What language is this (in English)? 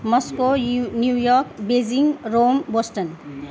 Nepali